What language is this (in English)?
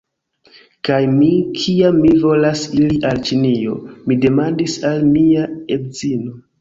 Esperanto